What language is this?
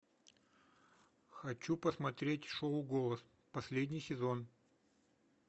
Russian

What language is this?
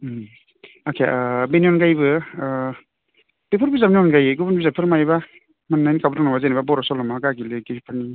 Bodo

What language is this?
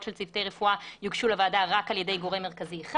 Hebrew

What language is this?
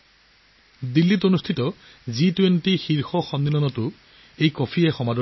Assamese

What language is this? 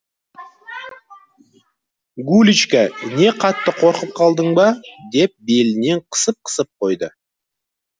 Kazakh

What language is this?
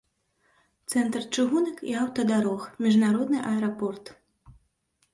Belarusian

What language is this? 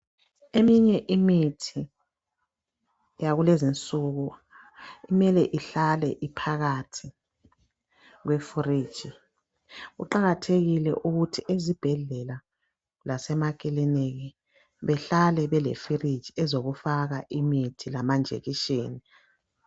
North Ndebele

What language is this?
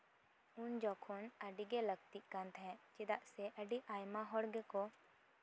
Santali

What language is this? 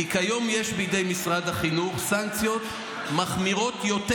Hebrew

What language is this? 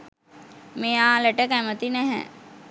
Sinhala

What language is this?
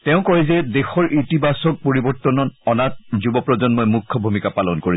Assamese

